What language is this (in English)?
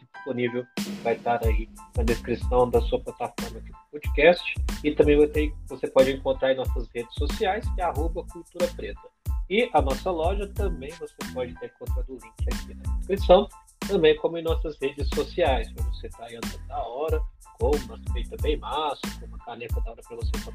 Portuguese